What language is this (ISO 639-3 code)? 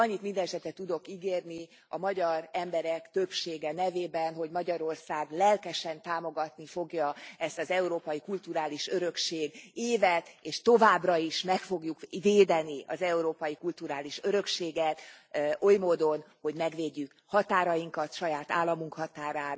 hun